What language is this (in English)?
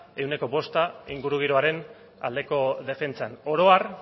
Basque